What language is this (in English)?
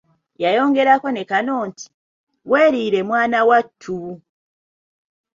Ganda